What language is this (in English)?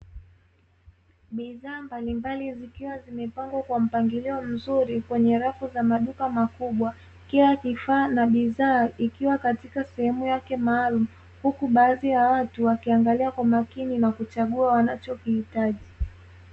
Swahili